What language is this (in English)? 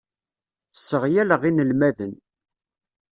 Kabyle